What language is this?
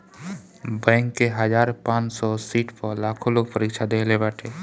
Bhojpuri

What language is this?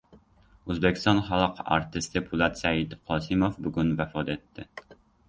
Uzbek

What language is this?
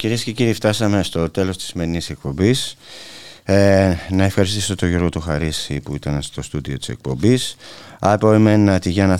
Greek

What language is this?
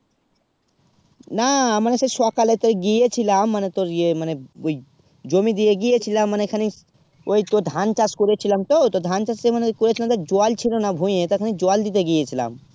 Bangla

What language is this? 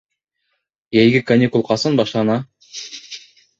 Bashkir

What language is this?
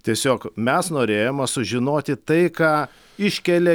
Lithuanian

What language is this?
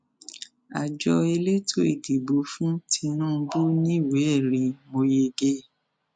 Yoruba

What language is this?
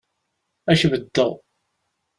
Kabyle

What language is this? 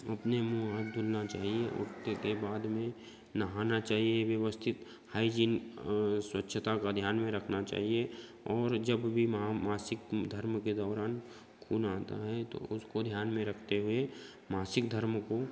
Hindi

